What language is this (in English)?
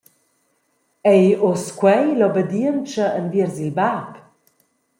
Romansh